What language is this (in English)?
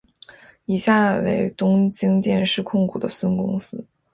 Chinese